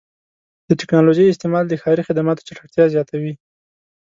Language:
Pashto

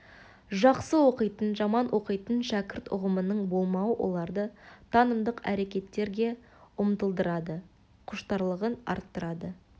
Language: Kazakh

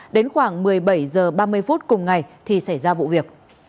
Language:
Vietnamese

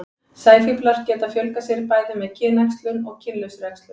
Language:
Icelandic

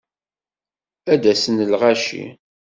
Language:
Kabyle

